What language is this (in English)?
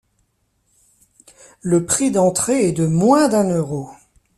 French